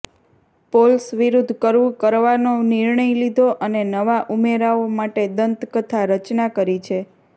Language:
Gujarati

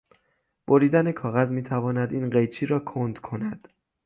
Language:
Persian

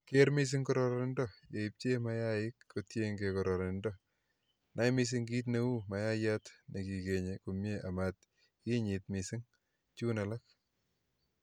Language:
Kalenjin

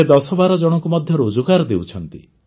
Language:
Odia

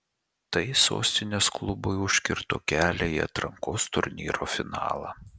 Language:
Lithuanian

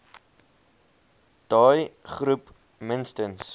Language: Afrikaans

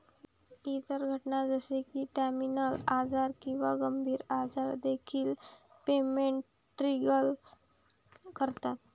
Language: Marathi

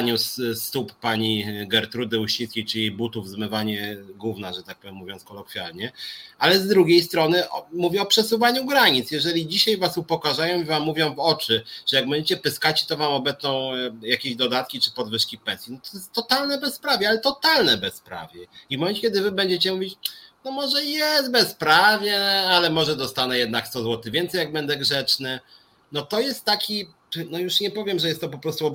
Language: Polish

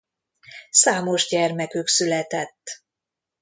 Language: Hungarian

